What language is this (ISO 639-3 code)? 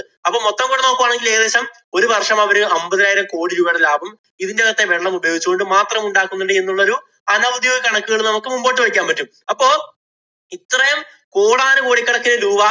mal